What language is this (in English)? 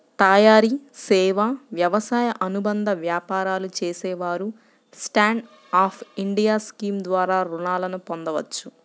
Telugu